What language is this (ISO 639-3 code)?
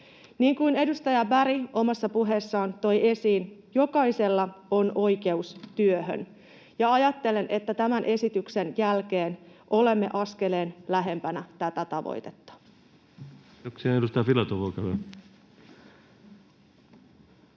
fin